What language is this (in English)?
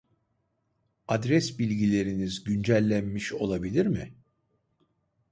Turkish